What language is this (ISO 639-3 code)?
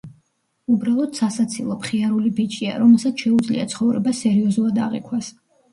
kat